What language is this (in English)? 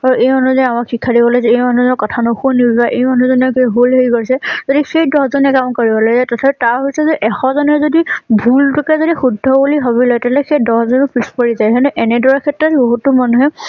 Assamese